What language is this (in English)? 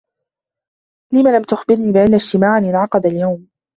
Arabic